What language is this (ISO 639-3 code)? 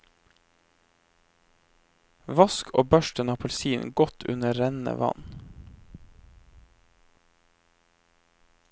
nor